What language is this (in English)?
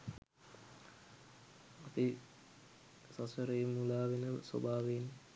Sinhala